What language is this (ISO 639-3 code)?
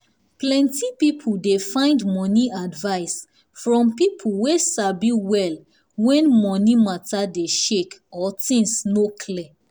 pcm